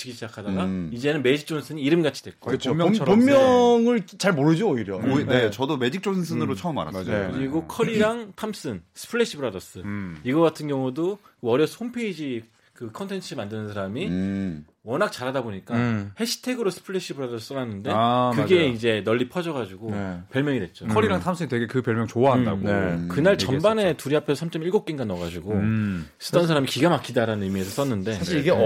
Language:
Korean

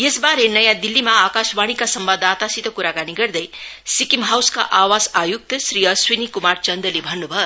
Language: Nepali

